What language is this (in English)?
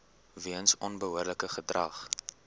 Afrikaans